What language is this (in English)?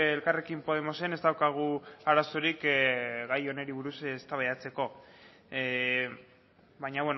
Basque